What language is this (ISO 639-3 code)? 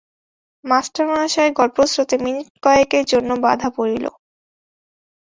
ben